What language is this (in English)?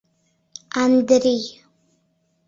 Mari